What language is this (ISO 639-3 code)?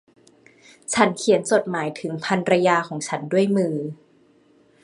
tha